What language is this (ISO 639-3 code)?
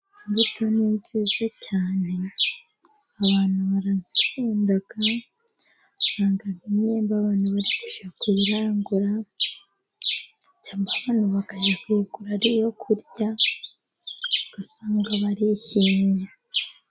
kin